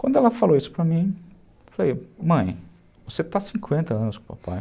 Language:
Portuguese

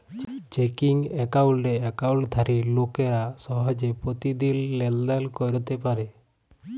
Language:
Bangla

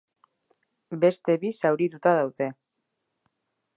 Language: Basque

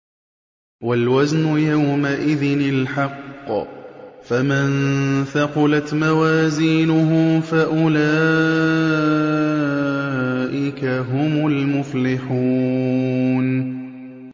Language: Arabic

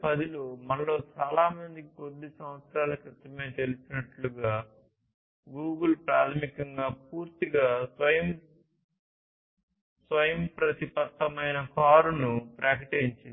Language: Telugu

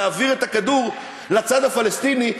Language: Hebrew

